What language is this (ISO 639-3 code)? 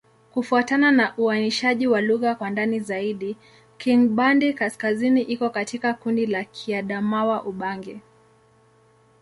swa